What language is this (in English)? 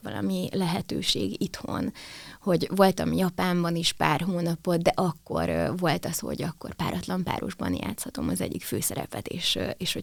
Hungarian